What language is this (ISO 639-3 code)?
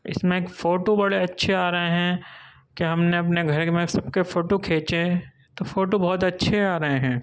urd